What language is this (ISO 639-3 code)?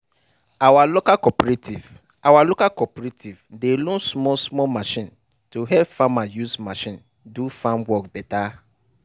pcm